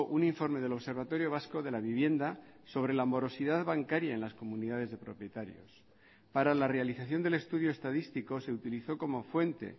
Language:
Spanish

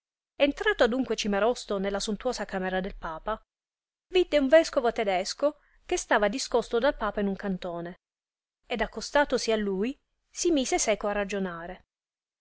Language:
Italian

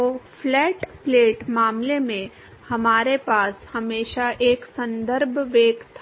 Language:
Hindi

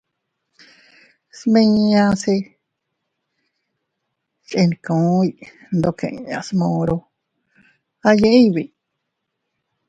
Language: Teutila Cuicatec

